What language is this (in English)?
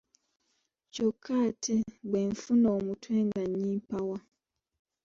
Ganda